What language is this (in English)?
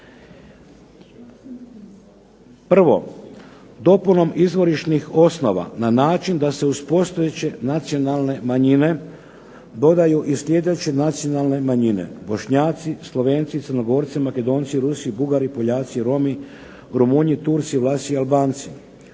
Croatian